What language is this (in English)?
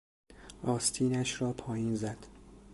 Persian